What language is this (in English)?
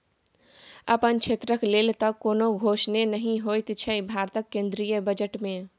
Maithili